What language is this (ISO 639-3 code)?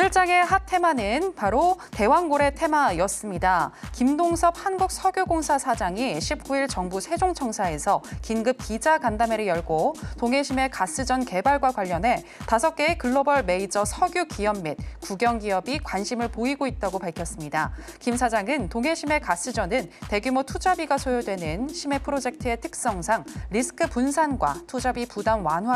kor